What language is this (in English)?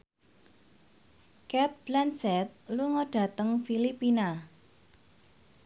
Javanese